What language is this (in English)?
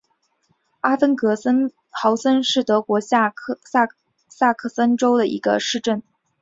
Chinese